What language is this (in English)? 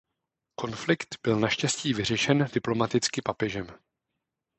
Czech